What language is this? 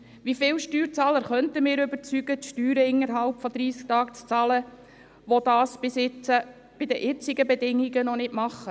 Swiss German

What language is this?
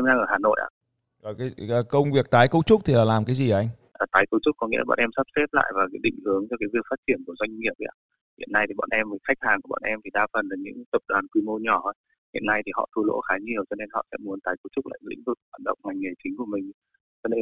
Vietnamese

